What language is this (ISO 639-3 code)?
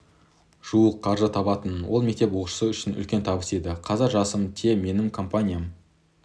kaz